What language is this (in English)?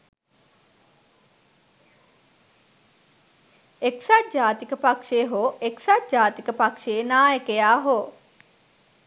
Sinhala